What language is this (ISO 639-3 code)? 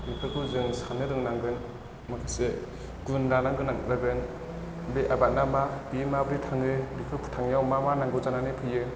brx